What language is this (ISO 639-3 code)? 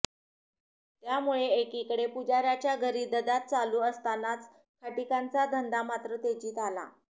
mar